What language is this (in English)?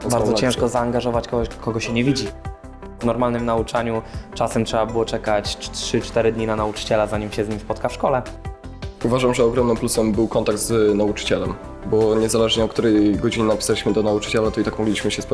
Polish